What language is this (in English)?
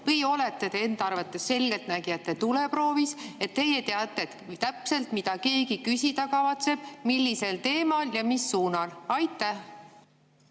Estonian